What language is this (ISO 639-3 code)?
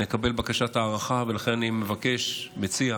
heb